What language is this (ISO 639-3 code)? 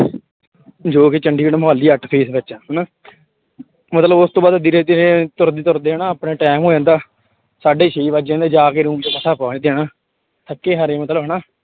pan